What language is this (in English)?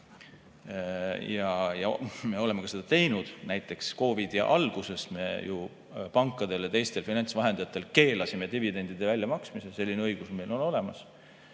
Estonian